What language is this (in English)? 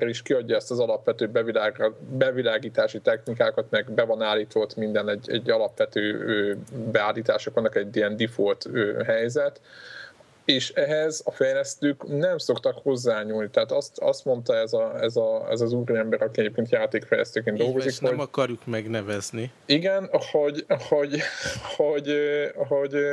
Hungarian